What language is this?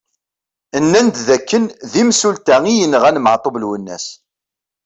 Kabyle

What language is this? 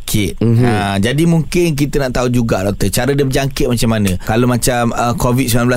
Malay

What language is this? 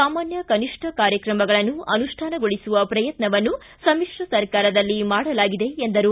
Kannada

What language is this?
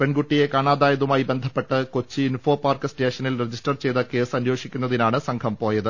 Malayalam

